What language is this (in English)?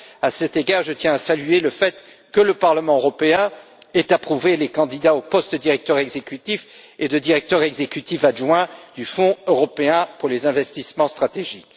French